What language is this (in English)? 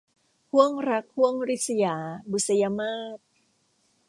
Thai